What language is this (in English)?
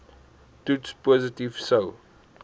Afrikaans